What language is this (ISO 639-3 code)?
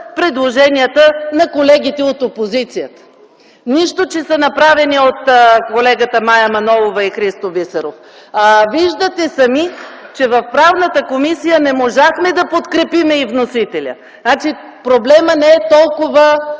bul